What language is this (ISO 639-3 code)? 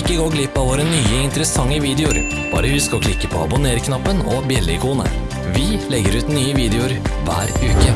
nor